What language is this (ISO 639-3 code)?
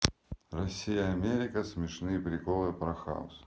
rus